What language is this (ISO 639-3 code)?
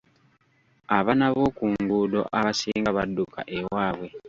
lug